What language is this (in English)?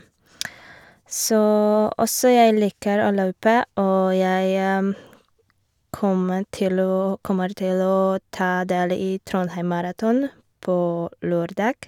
Norwegian